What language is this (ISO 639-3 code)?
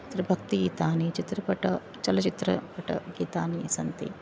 san